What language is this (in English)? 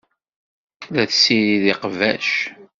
Kabyle